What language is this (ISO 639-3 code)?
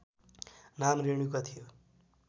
nep